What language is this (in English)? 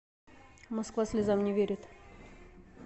Russian